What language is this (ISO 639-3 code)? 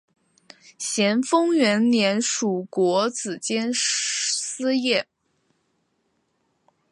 zho